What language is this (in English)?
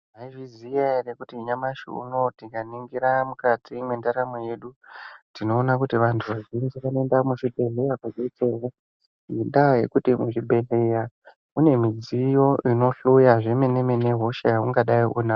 Ndau